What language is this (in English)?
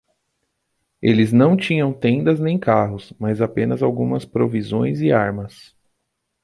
Portuguese